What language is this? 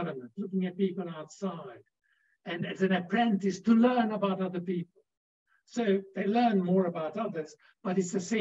English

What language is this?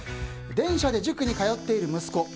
Japanese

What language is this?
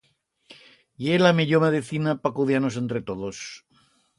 Aragonese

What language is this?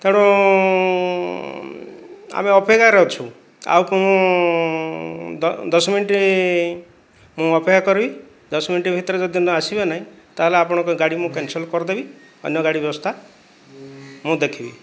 Odia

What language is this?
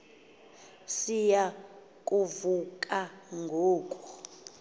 Xhosa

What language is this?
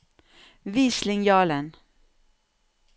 Norwegian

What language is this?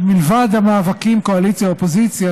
Hebrew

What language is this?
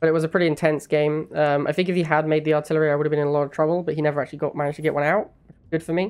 English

